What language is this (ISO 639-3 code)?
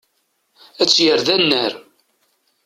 kab